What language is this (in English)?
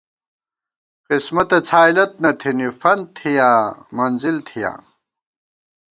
Gawar-Bati